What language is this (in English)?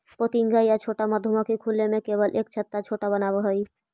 Magahi